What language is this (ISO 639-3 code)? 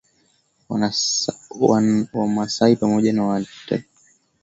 swa